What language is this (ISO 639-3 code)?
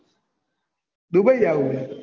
guj